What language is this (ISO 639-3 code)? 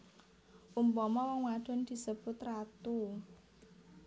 jav